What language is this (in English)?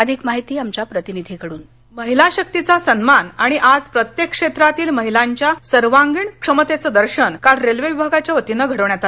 Marathi